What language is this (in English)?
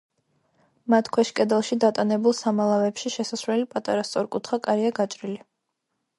Georgian